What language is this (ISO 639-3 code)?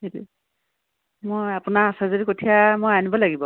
asm